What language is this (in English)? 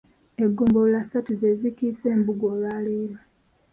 Ganda